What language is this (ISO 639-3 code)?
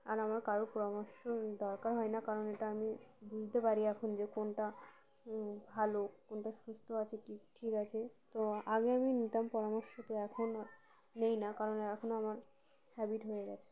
ben